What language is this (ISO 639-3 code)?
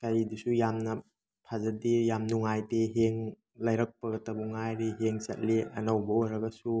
mni